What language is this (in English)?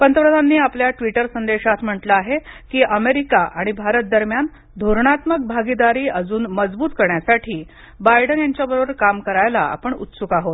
Marathi